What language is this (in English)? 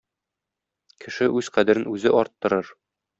Tatar